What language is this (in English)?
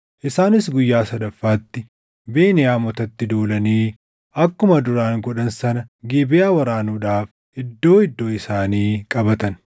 Oromo